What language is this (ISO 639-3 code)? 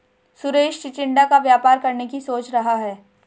hin